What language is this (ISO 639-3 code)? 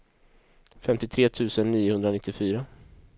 swe